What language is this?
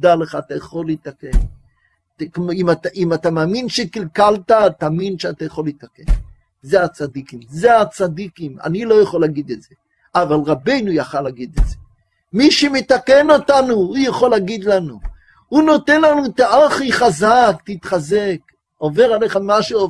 Hebrew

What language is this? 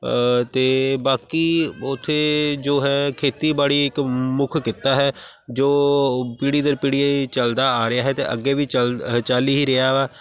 Punjabi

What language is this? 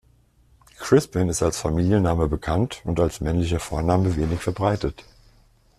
German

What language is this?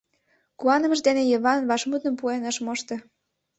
Mari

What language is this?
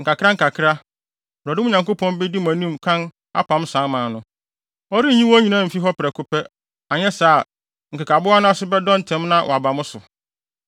Akan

